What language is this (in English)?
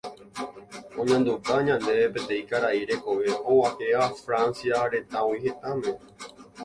Guarani